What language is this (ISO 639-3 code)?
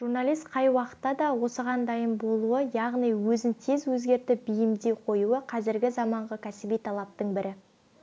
kaz